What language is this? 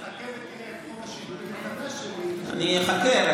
Hebrew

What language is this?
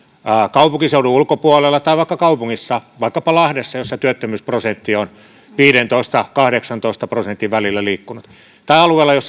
Finnish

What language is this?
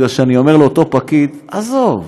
Hebrew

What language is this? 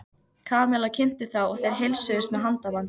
Icelandic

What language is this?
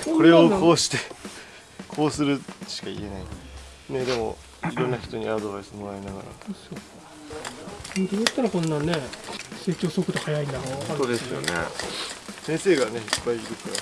Japanese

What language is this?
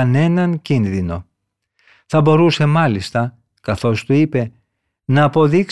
Greek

